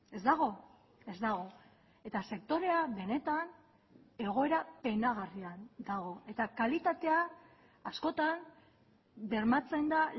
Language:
Basque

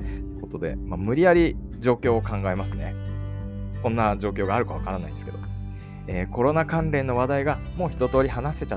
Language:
Japanese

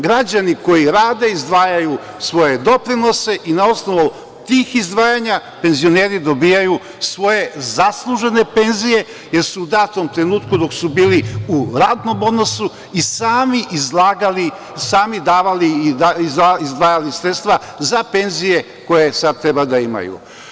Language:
Serbian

